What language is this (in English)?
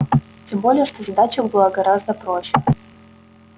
Russian